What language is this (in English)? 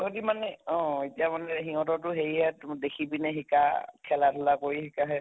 Assamese